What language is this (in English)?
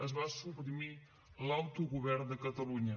Catalan